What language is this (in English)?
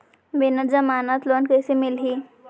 Chhattisgarhi